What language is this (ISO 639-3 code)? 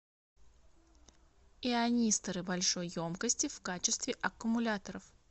rus